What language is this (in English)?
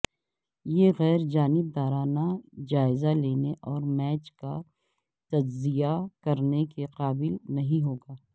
Urdu